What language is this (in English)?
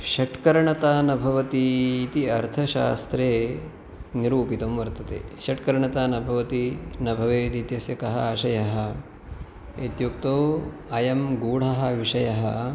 Sanskrit